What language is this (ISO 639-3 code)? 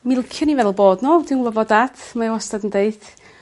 cym